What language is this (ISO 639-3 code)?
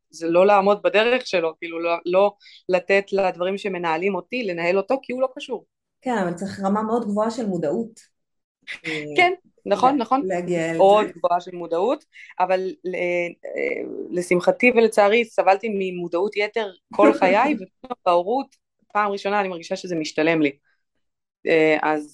heb